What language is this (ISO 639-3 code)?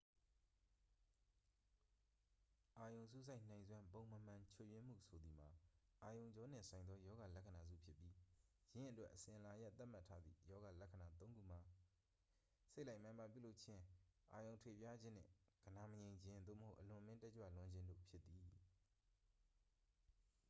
mya